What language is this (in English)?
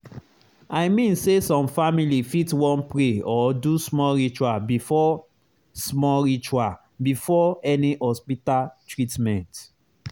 Nigerian Pidgin